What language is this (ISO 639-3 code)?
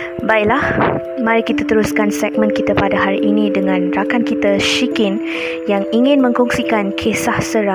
msa